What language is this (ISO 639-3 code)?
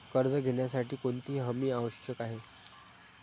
mar